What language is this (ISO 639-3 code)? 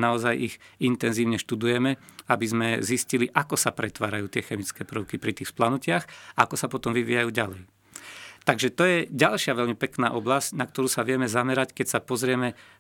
slk